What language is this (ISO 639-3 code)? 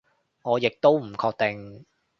yue